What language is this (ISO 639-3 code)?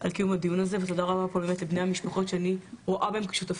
heb